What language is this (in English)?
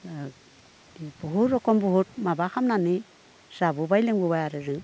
Bodo